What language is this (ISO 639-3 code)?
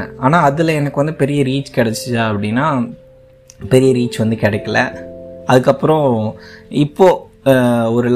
tam